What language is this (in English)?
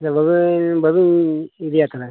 Santali